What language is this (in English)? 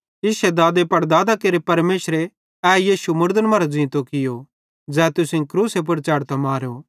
Bhadrawahi